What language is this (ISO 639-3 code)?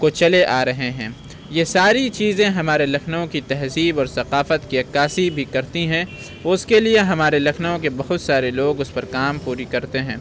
urd